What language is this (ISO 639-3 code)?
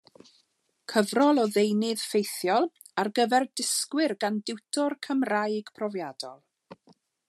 cym